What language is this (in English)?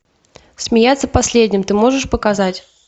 Russian